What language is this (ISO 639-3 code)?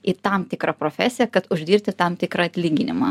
lit